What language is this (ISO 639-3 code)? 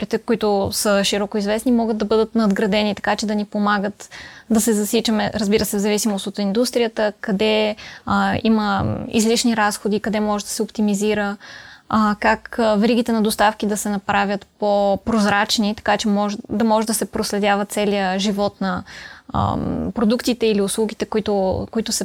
bul